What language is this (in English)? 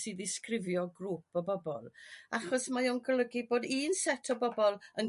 Welsh